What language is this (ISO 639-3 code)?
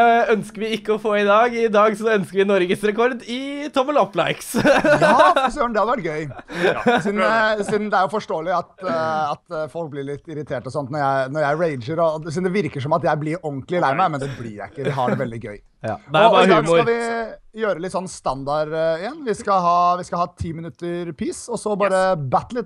nor